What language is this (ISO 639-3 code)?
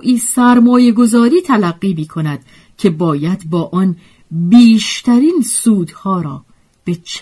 fas